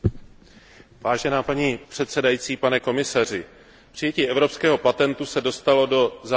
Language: Czech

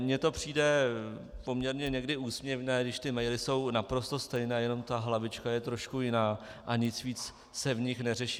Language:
Czech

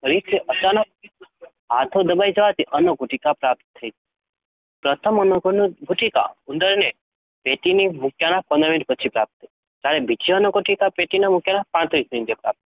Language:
Gujarati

